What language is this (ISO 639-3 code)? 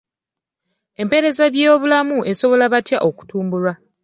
lug